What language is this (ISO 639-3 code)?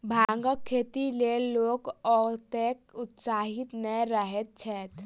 mai